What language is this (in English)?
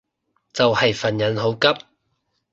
Cantonese